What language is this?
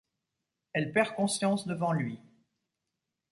French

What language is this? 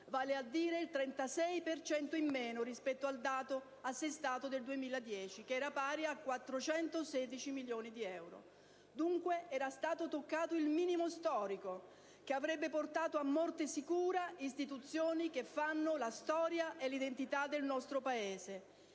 Italian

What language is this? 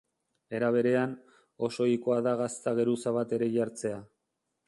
Basque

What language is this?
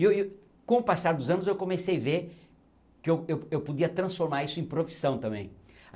Portuguese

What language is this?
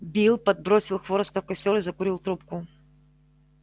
Russian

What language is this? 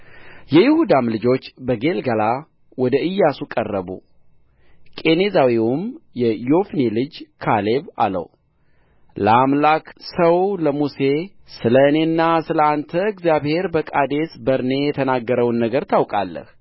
Amharic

